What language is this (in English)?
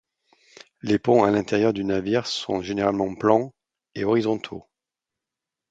French